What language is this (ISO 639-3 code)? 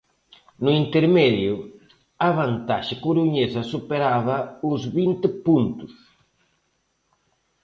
glg